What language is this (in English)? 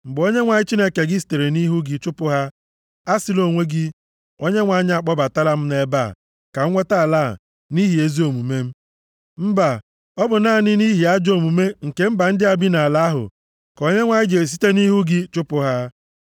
Igbo